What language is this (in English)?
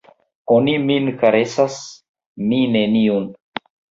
Esperanto